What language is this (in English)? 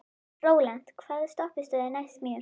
Icelandic